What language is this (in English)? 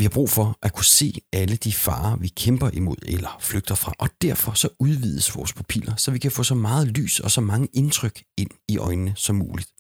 Danish